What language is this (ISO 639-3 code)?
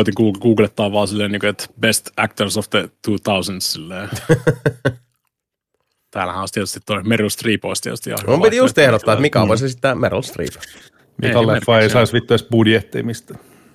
fin